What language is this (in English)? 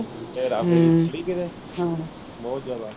Punjabi